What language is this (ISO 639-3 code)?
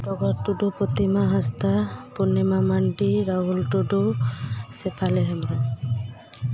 sat